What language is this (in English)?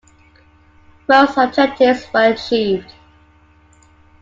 English